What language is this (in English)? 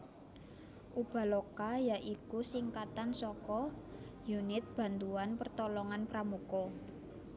Javanese